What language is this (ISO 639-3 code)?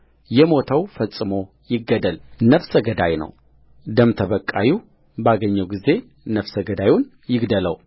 amh